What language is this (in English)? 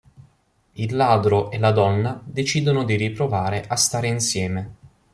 Italian